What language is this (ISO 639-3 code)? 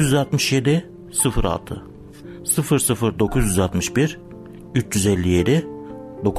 tur